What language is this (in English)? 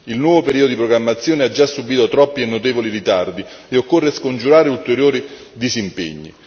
Italian